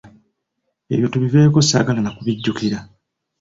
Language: Ganda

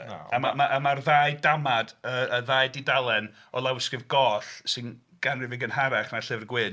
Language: Welsh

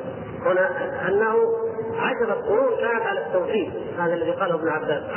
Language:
Arabic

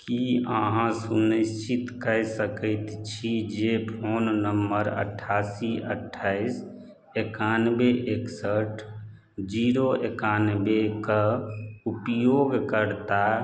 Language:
Maithili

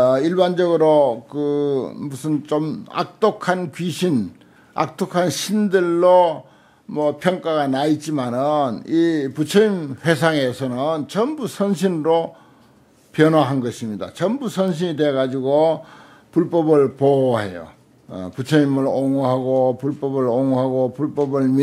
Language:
Korean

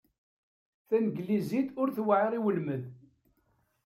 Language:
Kabyle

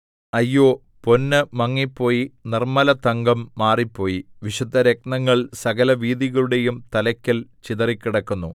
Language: Malayalam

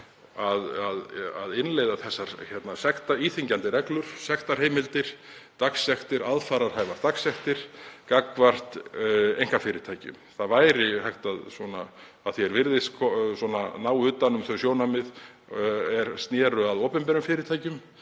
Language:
Icelandic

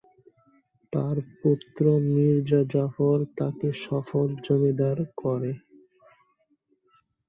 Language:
Bangla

